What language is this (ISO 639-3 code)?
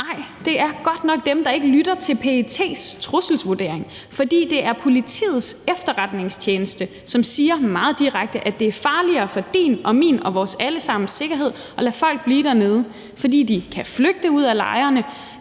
dan